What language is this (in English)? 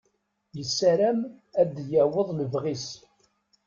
Kabyle